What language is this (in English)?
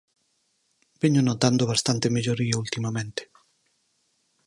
Galician